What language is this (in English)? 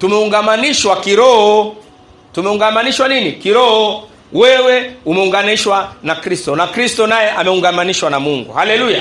Swahili